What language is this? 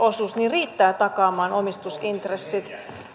Finnish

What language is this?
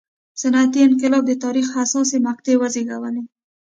Pashto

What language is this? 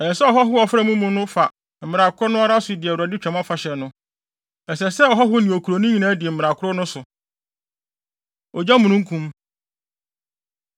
Akan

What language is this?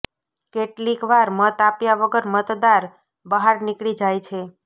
Gujarati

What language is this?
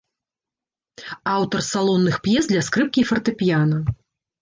Belarusian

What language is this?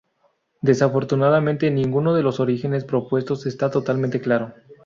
Spanish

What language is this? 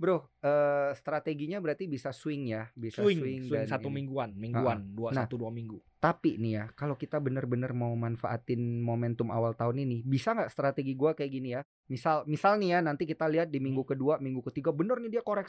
Indonesian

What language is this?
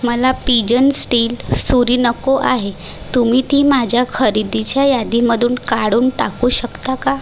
Marathi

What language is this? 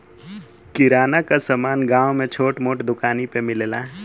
Bhojpuri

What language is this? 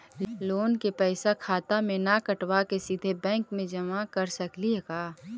Magahi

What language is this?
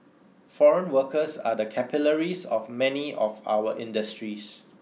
English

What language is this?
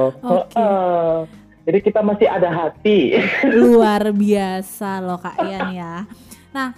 Indonesian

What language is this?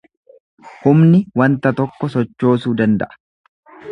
Oromo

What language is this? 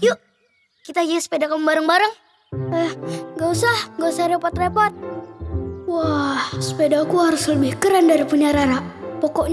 Indonesian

